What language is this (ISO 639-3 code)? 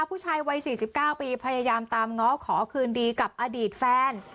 tha